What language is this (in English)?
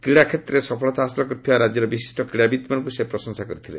Odia